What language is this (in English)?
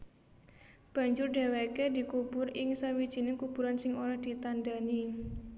Javanese